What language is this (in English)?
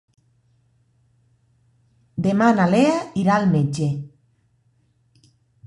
Catalan